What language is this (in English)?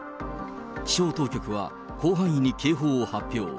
Japanese